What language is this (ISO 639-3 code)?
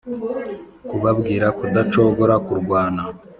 kin